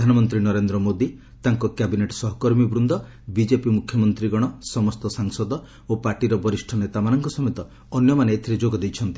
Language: Odia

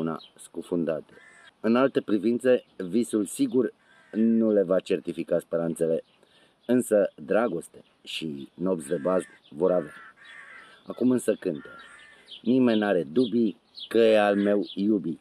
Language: Romanian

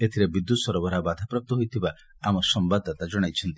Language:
Odia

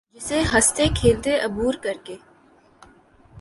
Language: Urdu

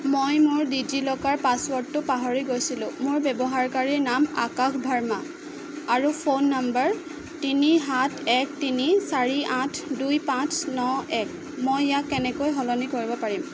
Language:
Assamese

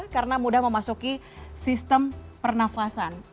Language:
Indonesian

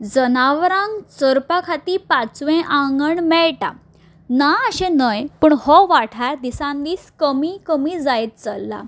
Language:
Konkani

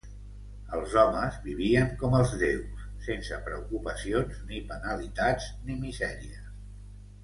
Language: Catalan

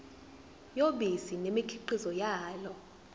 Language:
Zulu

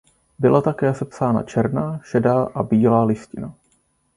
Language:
Czech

